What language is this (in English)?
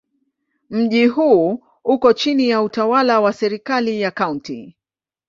Swahili